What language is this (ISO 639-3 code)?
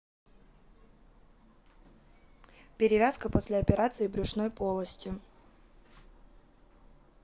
rus